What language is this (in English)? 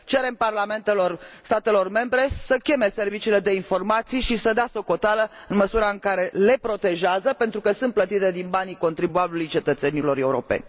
Romanian